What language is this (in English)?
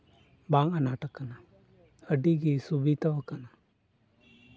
Santali